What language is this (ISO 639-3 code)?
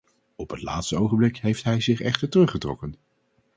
nld